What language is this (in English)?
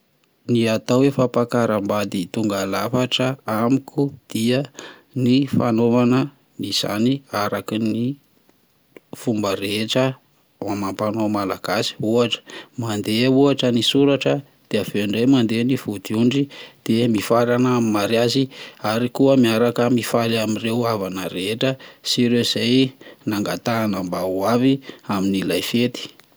Malagasy